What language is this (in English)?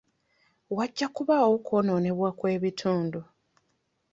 Ganda